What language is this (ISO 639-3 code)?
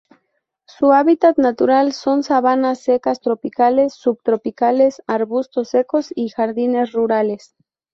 spa